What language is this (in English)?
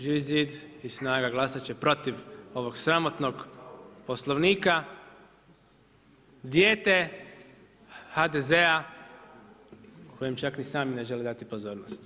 Croatian